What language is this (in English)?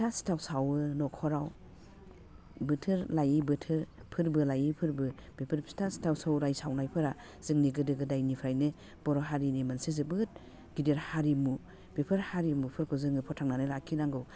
Bodo